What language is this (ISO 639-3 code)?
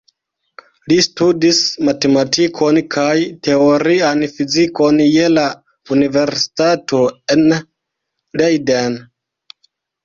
epo